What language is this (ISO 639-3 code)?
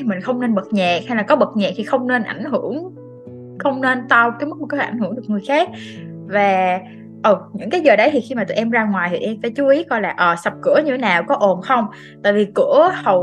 vie